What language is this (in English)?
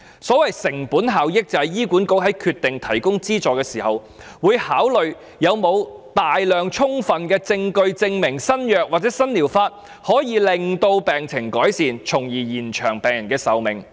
Cantonese